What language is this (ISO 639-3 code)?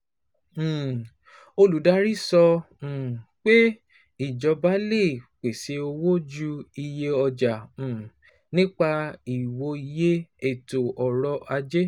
yor